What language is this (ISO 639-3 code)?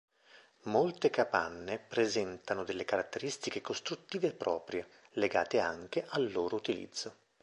ita